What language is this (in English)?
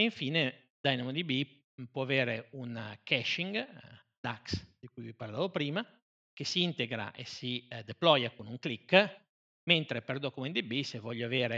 Italian